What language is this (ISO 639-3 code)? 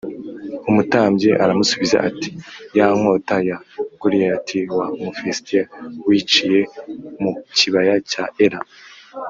kin